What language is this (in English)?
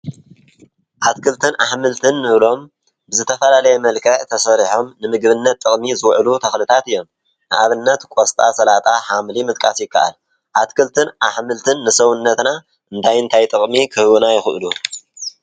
Tigrinya